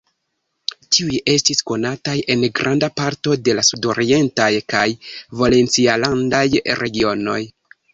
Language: Esperanto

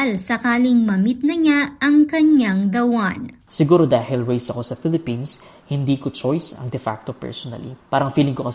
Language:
Filipino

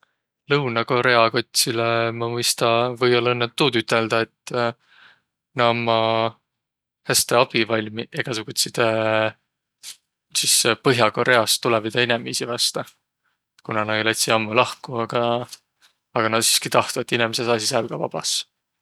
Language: Võro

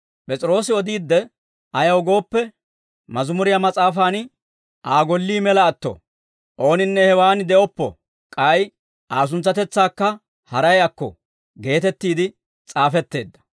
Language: Dawro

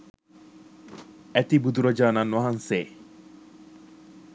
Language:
Sinhala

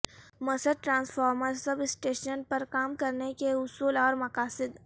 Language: Urdu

